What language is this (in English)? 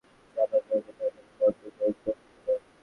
Bangla